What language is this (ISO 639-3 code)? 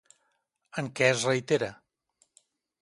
cat